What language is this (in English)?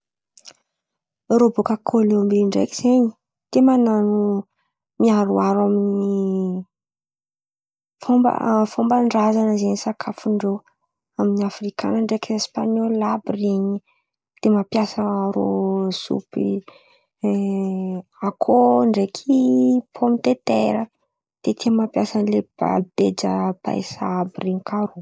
Antankarana Malagasy